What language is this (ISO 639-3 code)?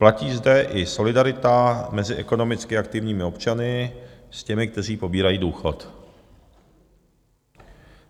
ces